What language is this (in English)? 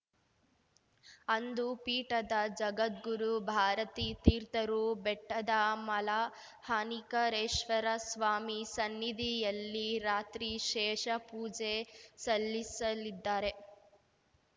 Kannada